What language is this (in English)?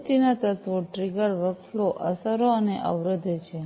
Gujarati